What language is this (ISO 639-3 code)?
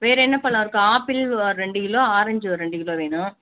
tam